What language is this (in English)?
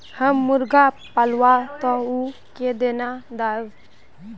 Magahi